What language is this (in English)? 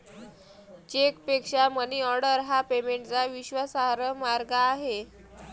Marathi